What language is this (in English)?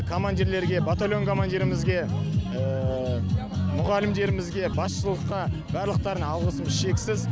Kazakh